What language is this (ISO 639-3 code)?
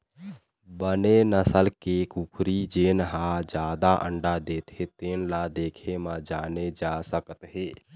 hne